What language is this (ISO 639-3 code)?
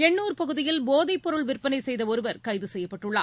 tam